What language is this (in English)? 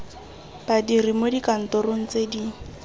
Tswana